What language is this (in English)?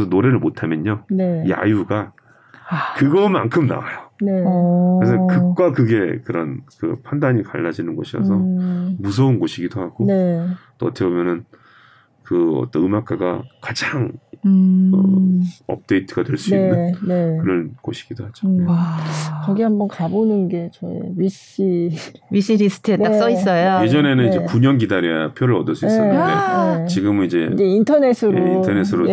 Korean